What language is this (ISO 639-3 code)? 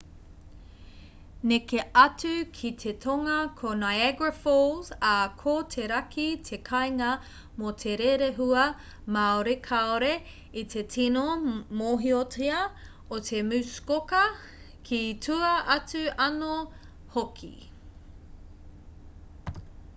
mri